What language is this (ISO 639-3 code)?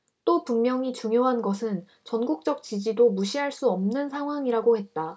kor